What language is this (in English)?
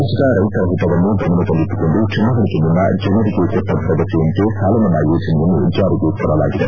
Kannada